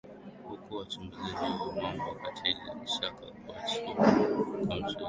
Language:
Swahili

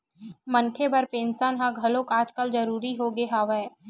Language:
Chhattisgarhi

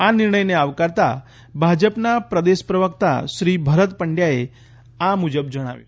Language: Gujarati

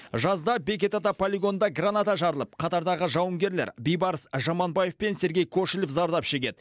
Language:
Kazakh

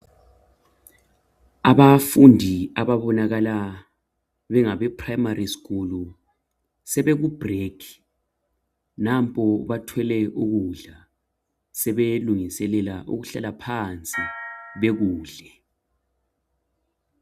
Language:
North Ndebele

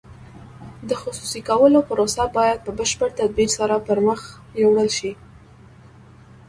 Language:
Pashto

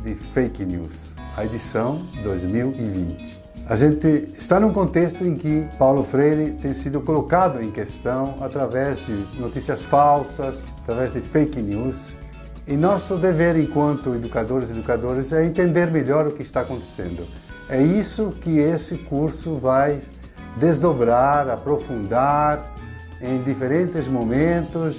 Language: Portuguese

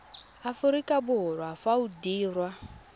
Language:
Tswana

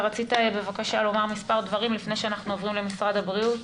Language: Hebrew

